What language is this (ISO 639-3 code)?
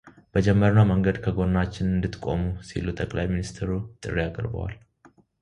amh